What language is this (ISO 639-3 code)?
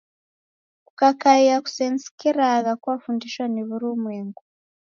dav